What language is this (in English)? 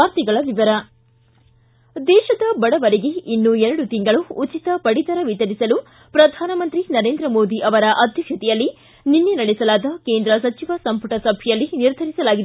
Kannada